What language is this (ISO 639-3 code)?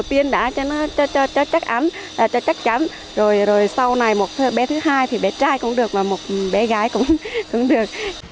vie